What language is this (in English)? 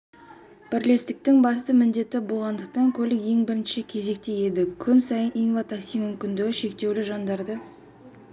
Kazakh